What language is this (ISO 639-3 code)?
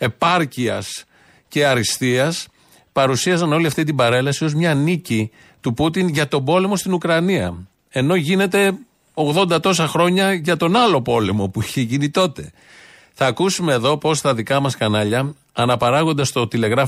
ell